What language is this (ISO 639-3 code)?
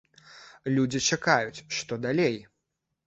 bel